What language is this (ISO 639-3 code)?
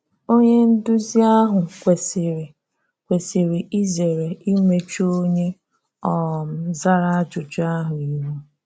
ibo